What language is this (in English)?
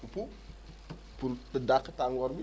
Wolof